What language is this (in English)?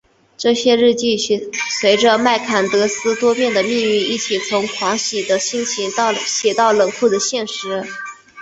Chinese